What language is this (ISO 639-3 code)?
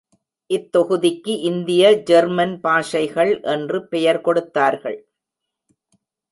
tam